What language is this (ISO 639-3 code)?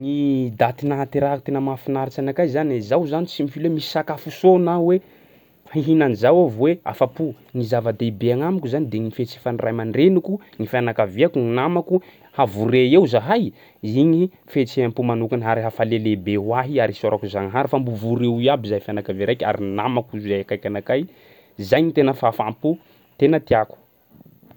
skg